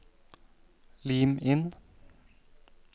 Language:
Norwegian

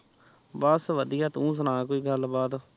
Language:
Punjabi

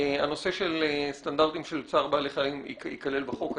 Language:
Hebrew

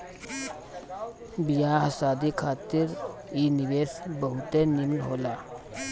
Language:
Bhojpuri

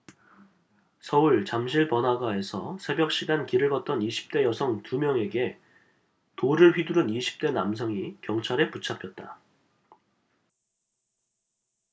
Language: Korean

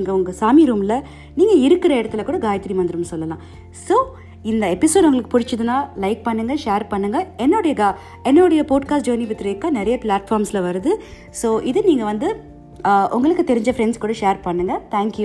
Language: Tamil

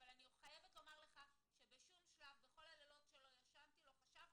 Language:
Hebrew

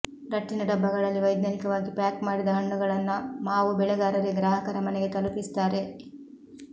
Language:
Kannada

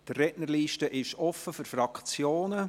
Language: Swiss German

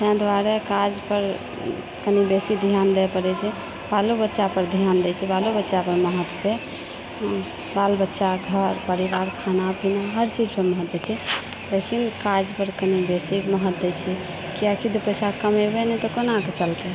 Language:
Maithili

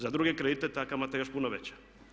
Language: Croatian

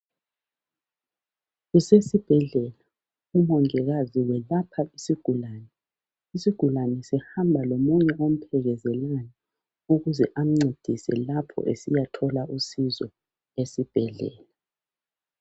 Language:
North Ndebele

